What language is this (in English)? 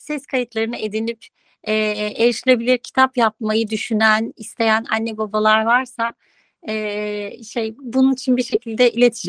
Turkish